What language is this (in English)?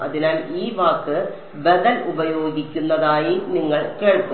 Malayalam